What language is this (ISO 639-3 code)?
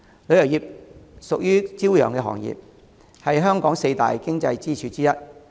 yue